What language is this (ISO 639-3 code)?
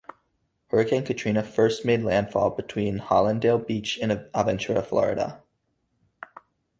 eng